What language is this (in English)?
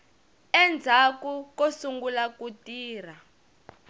Tsonga